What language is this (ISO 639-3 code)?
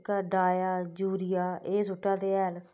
doi